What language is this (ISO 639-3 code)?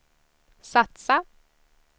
swe